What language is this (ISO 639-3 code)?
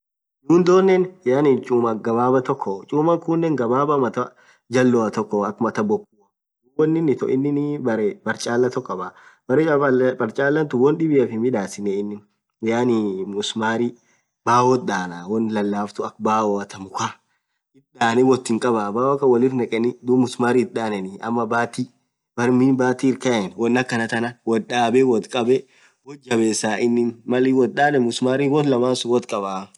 orc